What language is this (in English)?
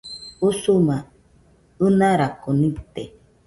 Nüpode Huitoto